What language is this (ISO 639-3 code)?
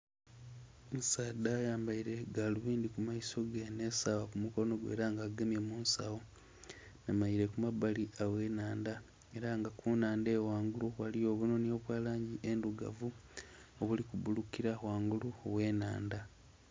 xog